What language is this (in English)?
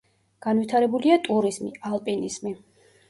Georgian